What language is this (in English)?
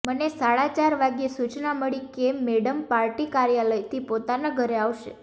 Gujarati